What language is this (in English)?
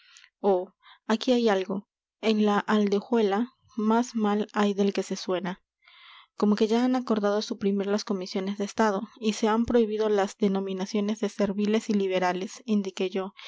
Spanish